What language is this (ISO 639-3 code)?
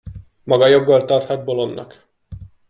hun